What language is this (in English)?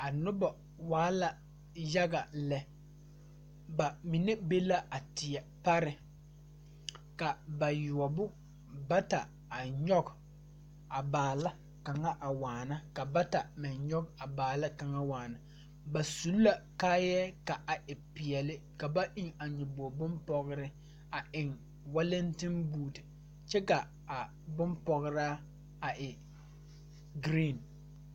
Southern Dagaare